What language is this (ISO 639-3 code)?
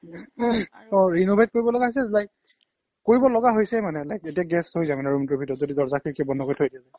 asm